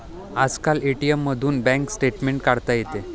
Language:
Marathi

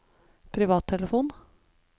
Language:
Norwegian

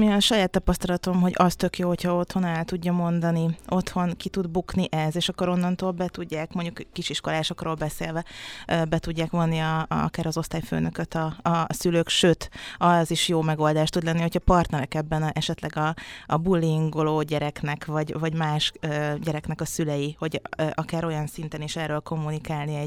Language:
Hungarian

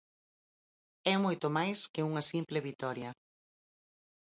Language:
Galician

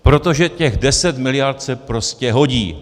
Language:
Czech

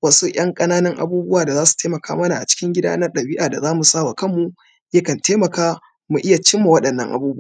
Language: Hausa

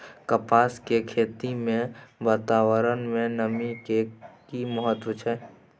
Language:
Maithili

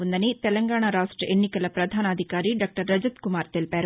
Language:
Telugu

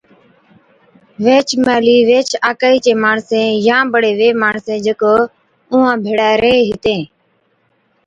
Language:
Od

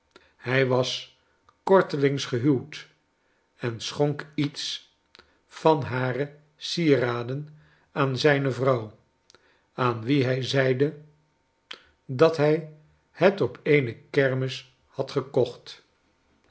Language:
Dutch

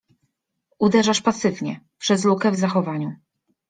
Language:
Polish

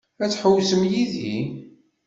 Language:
Kabyle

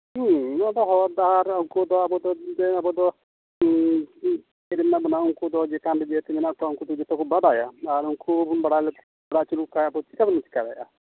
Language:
Santali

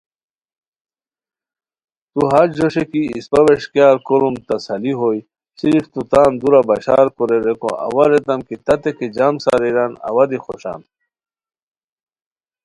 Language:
Khowar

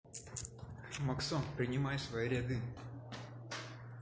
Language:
Russian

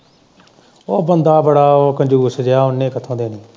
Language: Punjabi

